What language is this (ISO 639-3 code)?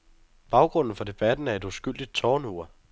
dan